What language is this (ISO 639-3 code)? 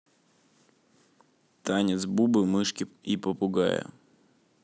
rus